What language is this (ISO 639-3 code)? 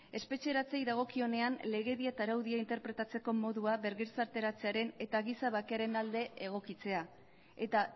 eus